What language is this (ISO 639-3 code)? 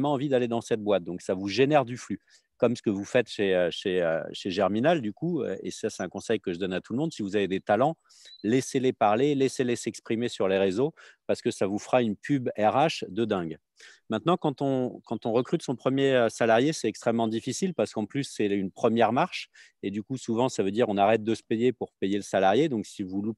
fra